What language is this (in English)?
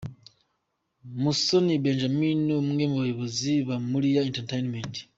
Kinyarwanda